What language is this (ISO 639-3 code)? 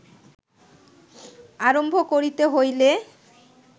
ben